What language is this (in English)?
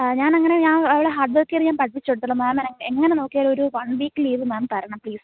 Malayalam